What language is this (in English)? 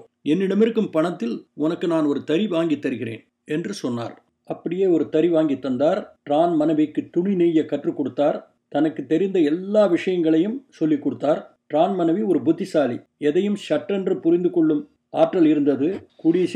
Tamil